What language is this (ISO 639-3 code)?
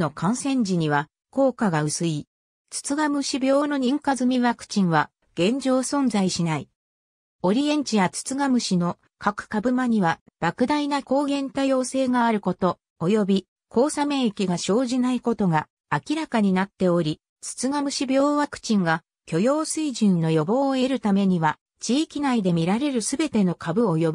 jpn